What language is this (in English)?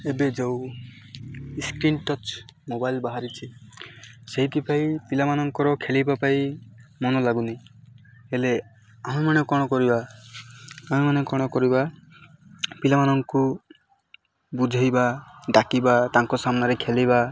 Odia